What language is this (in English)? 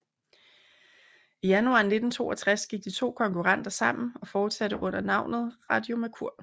Danish